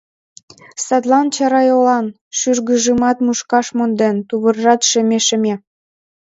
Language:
Mari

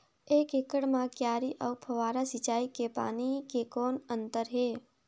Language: Chhattisgarhi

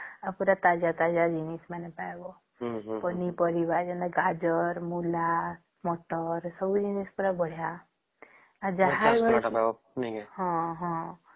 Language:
Odia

